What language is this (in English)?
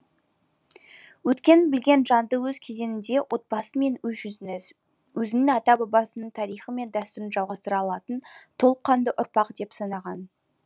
Kazakh